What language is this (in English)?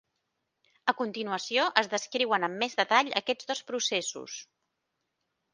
Catalan